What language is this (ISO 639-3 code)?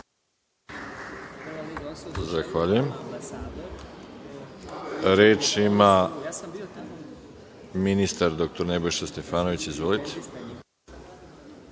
srp